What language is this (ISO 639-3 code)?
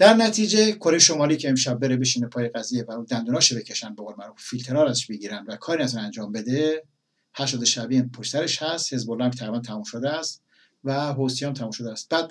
fas